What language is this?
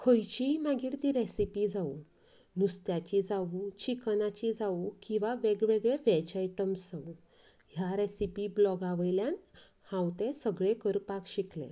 Konkani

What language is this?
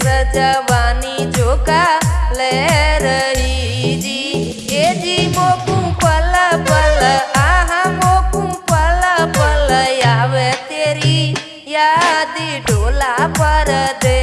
Hindi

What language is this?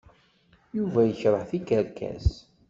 Kabyle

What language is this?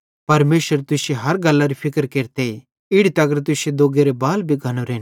Bhadrawahi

